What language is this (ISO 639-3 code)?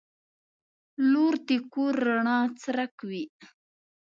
pus